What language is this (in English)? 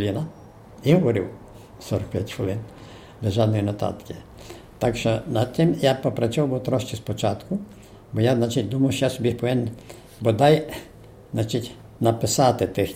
Ukrainian